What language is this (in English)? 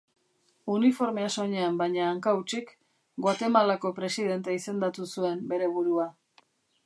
Basque